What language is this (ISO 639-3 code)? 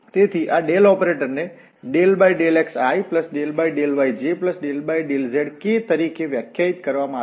guj